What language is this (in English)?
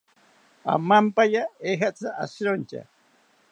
South Ucayali Ashéninka